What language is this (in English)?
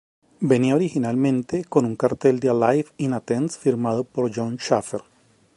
Spanish